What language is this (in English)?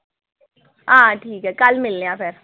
Dogri